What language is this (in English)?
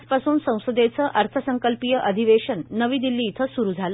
Marathi